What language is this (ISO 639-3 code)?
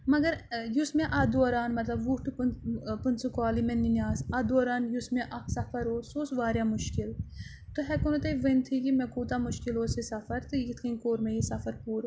kas